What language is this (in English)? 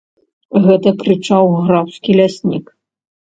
Belarusian